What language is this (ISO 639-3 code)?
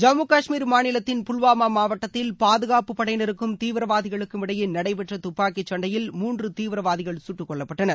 tam